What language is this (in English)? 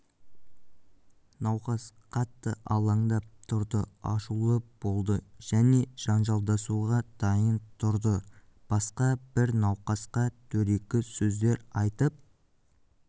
Kazakh